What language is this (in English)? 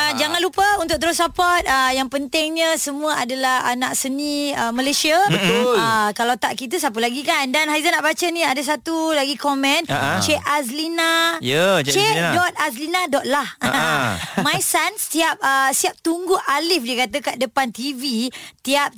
Malay